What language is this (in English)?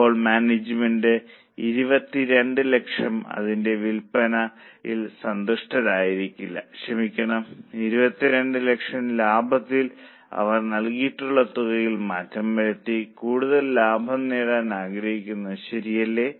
Malayalam